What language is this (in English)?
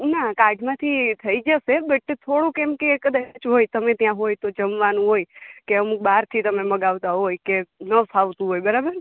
Gujarati